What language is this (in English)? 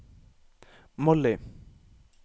Norwegian